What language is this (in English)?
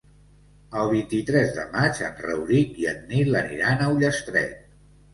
Catalan